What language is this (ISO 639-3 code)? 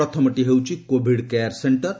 ori